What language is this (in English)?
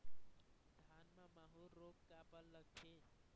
Chhattisgarhi